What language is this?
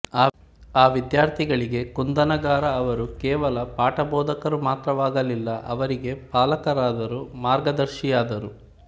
Kannada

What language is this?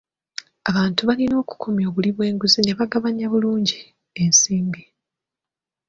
Ganda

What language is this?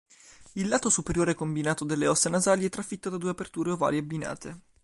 Italian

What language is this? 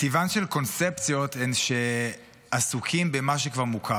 Hebrew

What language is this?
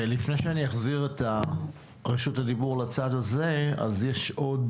Hebrew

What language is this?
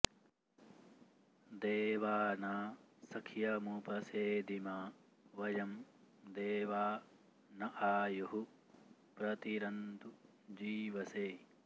Sanskrit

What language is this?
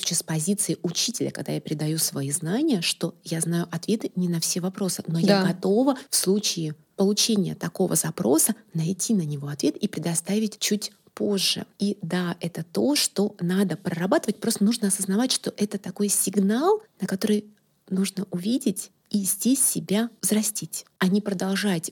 Russian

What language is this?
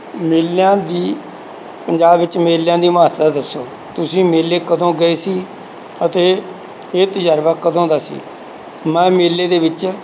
Punjabi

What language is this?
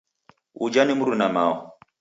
Taita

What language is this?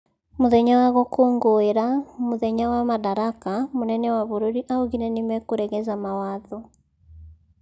Kikuyu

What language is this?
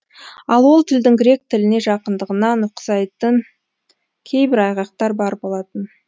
Kazakh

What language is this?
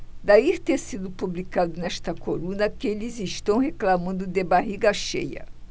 Portuguese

